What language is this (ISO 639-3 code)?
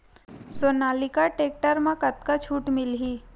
hne